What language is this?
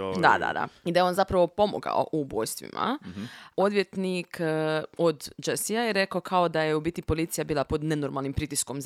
Croatian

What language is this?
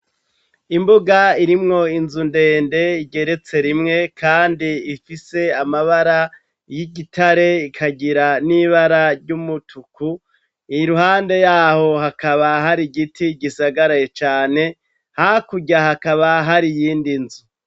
Rundi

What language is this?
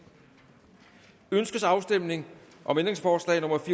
Danish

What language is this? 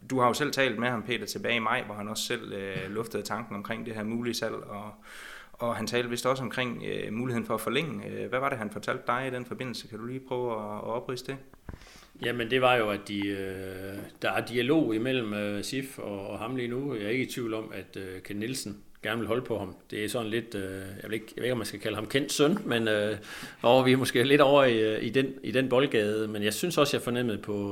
Danish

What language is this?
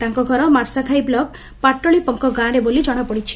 Odia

